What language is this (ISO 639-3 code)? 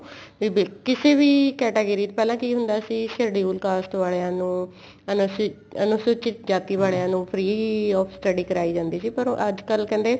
pan